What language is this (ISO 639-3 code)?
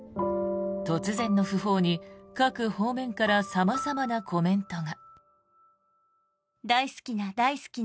jpn